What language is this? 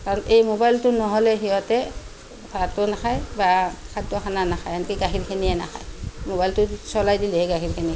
Assamese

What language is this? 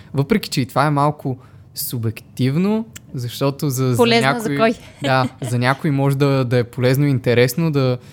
Bulgarian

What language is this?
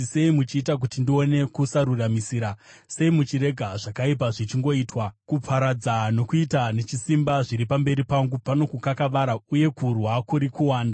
Shona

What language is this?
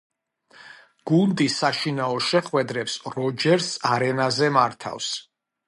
Georgian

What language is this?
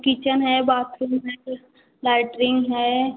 Hindi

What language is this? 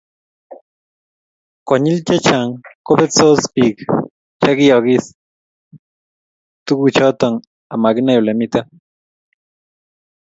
Kalenjin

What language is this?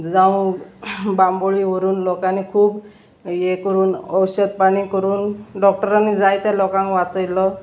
Konkani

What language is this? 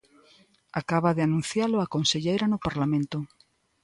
Galician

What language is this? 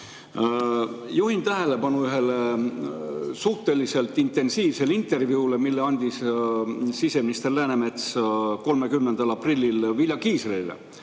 Estonian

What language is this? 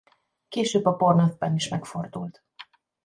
Hungarian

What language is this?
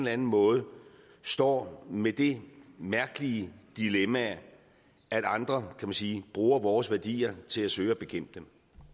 Danish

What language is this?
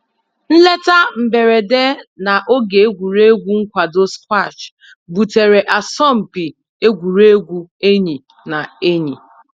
Igbo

